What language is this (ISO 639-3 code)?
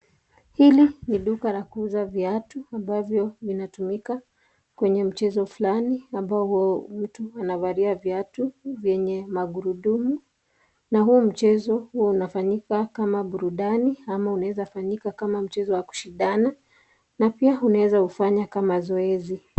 swa